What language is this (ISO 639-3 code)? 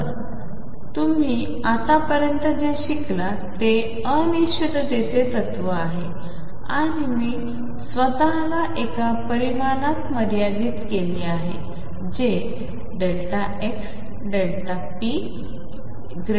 mar